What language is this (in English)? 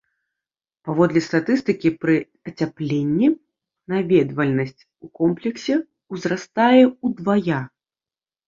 Belarusian